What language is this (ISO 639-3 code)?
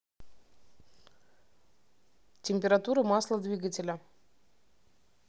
rus